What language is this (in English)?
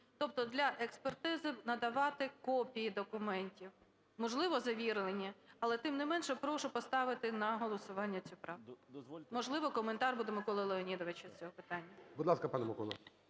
Ukrainian